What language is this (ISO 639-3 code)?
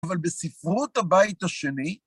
heb